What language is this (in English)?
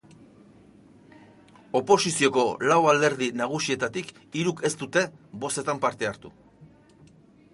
Basque